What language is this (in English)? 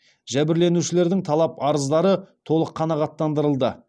Kazakh